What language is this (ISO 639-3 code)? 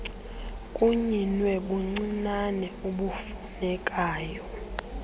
xho